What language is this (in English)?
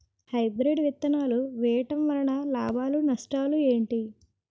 Telugu